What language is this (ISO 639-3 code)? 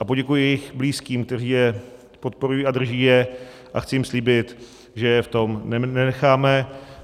ces